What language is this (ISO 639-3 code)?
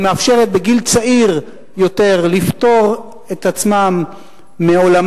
heb